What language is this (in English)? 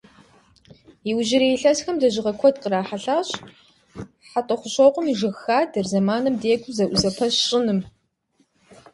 Kabardian